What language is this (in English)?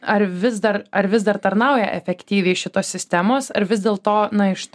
Lithuanian